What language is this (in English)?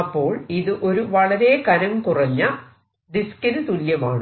Malayalam